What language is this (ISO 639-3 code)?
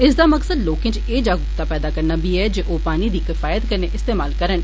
doi